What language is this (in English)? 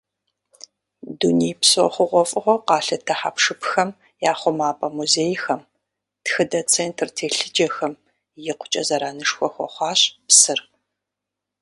Kabardian